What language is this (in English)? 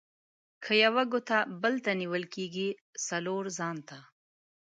Pashto